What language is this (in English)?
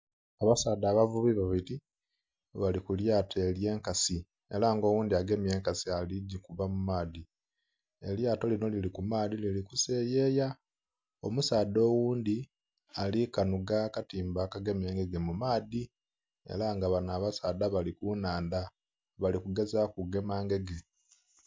Soga